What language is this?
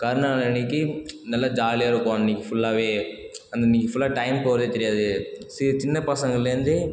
Tamil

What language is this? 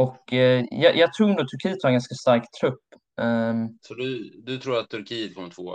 Swedish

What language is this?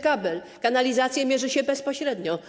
Polish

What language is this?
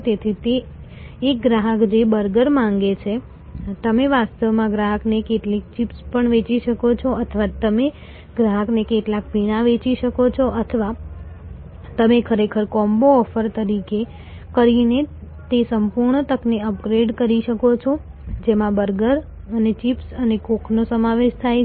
Gujarati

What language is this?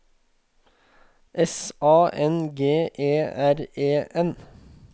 Norwegian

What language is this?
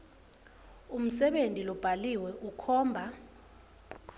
Swati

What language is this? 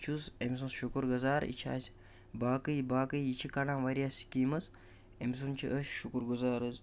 Kashmiri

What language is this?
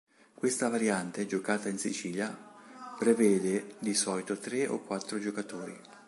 Italian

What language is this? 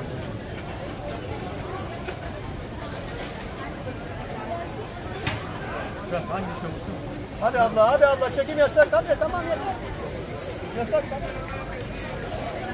Turkish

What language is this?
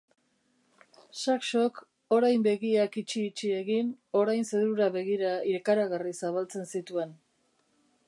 Basque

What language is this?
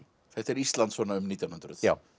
Icelandic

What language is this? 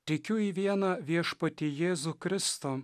Lithuanian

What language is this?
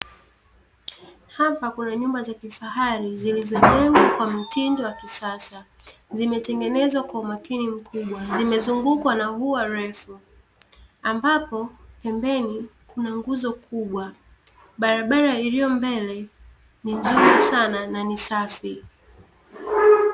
Swahili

